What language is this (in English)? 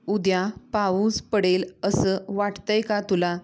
Marathi